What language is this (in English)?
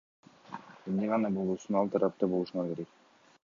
Kyrgyz